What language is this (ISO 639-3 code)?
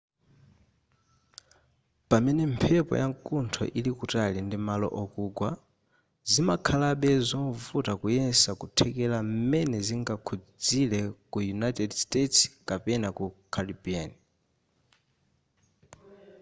nya